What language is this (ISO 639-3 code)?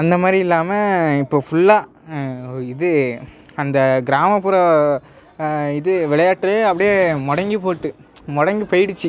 tam